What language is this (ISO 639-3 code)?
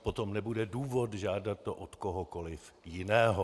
ces